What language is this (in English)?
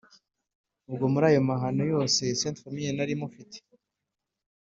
Kinyarwanda